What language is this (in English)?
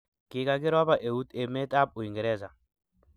Kalenjin